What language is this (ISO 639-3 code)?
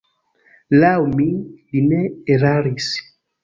epo